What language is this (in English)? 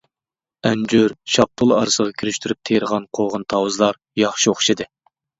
Uyghur